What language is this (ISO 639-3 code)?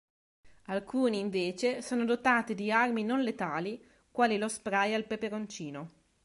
ita